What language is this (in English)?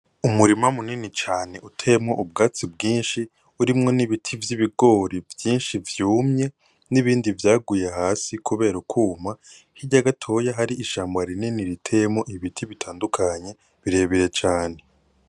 Rundi